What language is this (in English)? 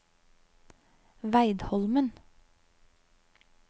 Norwegian